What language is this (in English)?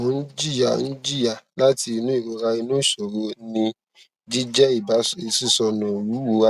Yoruba